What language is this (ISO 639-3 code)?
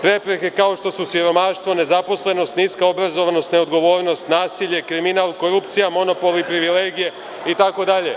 srp